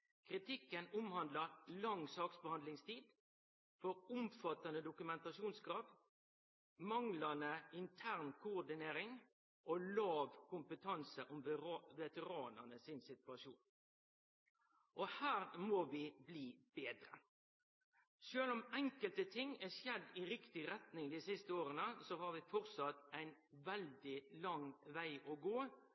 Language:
Norwegian Nynorsk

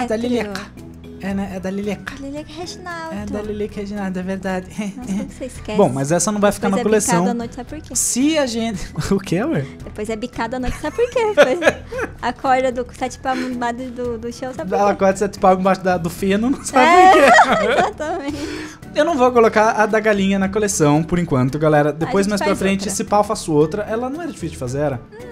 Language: Portuguese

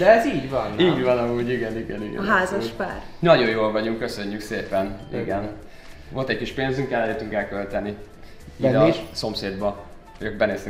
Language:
Hungarian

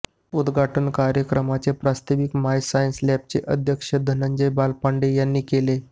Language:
Marathi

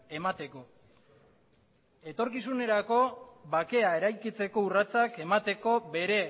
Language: Basque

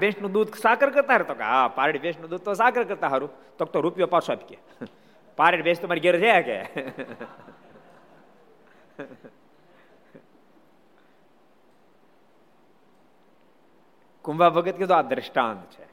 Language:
Gujarati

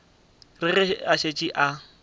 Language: Northern Sotho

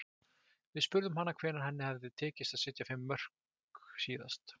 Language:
Icelandic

